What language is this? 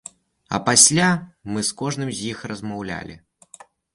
Belarusian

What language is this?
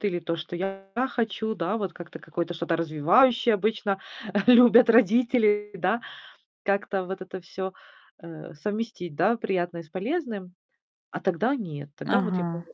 Russian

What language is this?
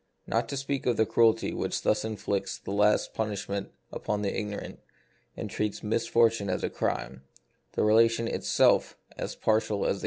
English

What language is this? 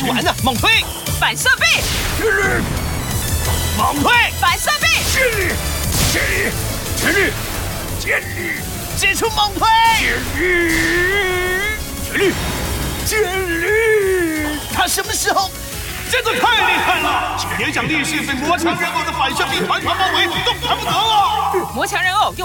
Chinese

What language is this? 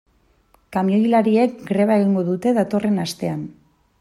Basque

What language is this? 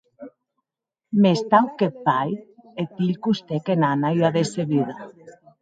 Occitan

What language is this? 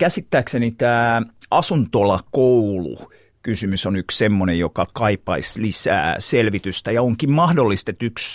Finnish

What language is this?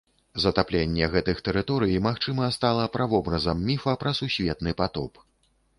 Belarusian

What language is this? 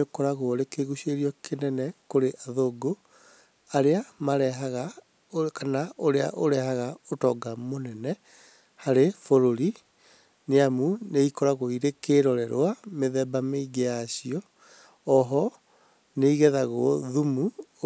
Kikuyu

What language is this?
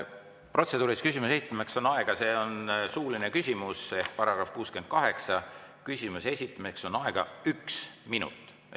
Estonian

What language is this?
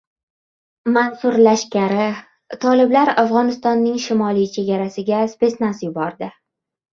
Uzbek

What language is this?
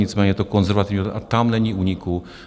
Czech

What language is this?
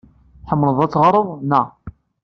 Kabyle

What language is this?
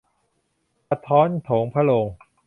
Thai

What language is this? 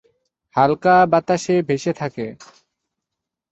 Bangla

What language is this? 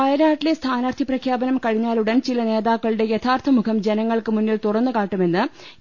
Malayalam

